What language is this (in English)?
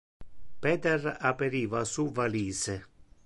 Interlingua